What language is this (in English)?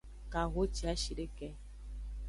Aja (Benin)